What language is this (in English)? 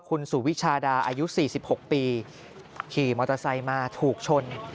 Thai